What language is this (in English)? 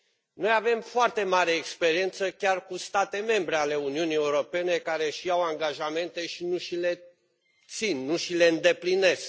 Romanian